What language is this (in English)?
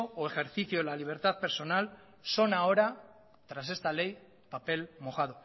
Spanish